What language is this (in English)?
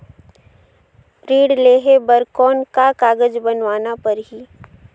Chhattisgarhi